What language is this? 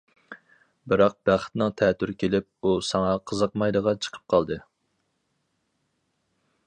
Uyghur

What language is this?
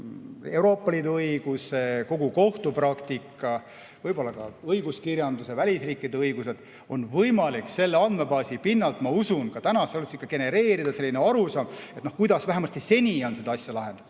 Estonian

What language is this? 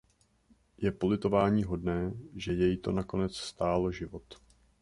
Czech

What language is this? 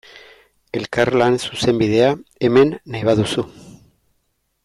Basque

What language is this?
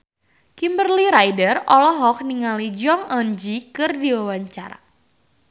Sundanese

